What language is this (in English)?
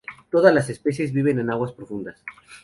Spanish